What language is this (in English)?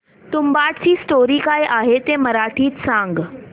Marathi